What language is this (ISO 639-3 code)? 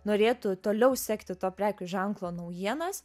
lit